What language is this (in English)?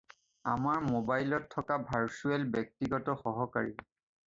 Assamese